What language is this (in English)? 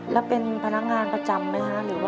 Thai